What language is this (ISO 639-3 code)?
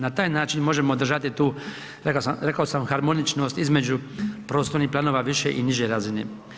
hrv